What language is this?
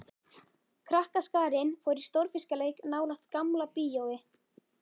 Icelandic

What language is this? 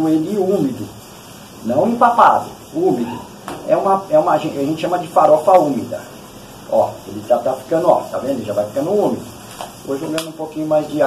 Portuguese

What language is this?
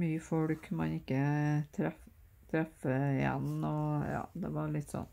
Norwegian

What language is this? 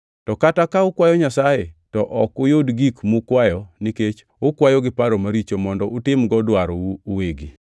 Luo (Kenya and Tanzania)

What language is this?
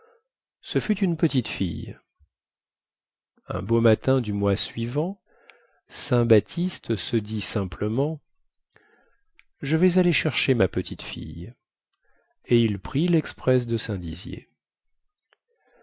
French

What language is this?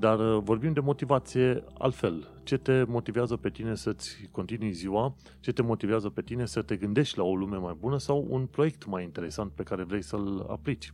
Romanian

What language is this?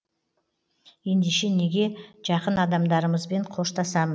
Kazakh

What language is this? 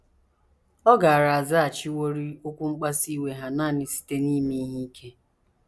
Igbo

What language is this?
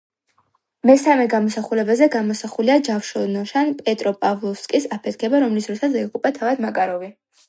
Georgian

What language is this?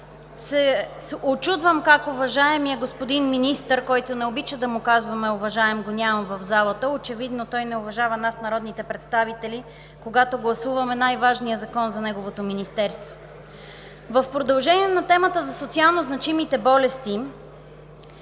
Bulgarian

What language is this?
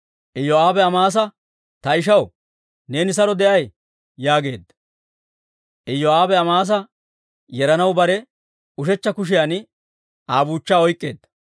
Dawro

